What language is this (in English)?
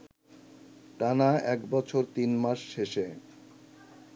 Bangla